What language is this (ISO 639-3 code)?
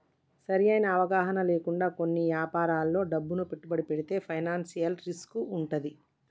tel